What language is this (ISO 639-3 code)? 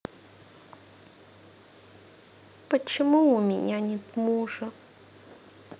rus